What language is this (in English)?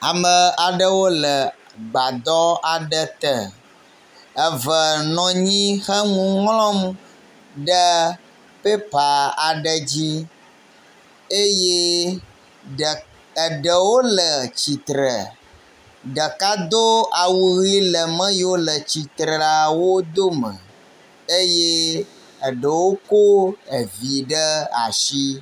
Ewe